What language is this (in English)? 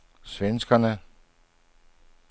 Danish